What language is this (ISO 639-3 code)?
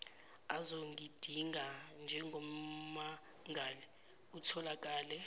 zul